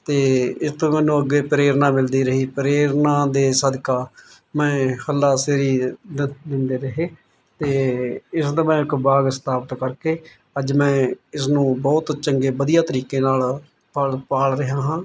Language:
Punjabi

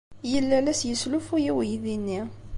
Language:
Kabyle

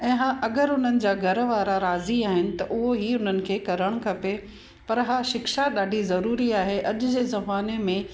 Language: Sindhi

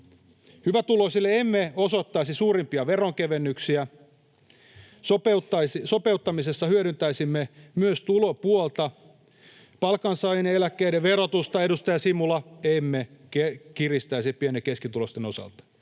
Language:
Finnish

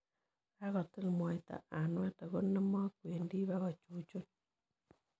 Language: Kalenjin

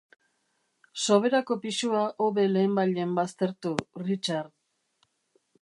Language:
Basque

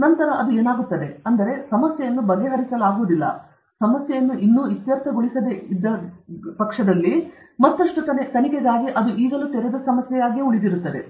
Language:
Kannada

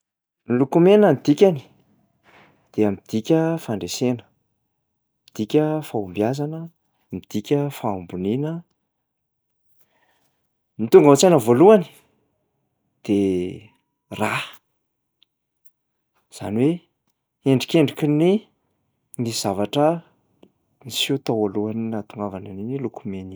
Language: Malagasy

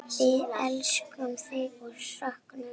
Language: Icelandic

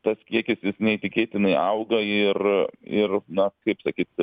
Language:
Lithuanian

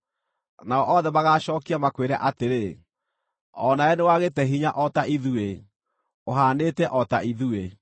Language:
Kikuyu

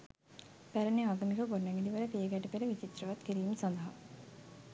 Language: Sinhala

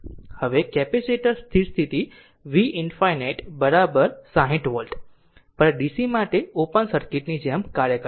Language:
Gujarati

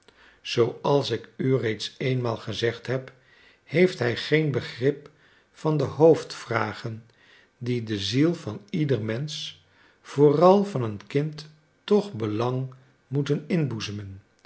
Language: Dutch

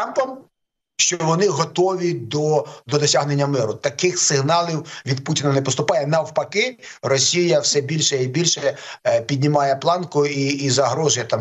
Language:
Ukrainian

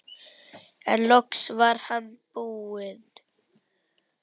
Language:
Icelandic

